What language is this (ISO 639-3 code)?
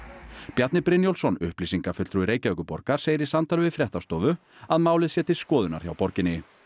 isl